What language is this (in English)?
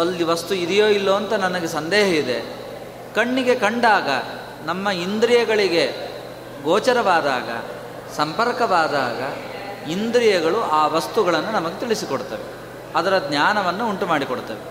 Kannada